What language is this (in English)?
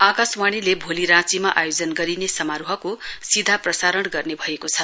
Nepali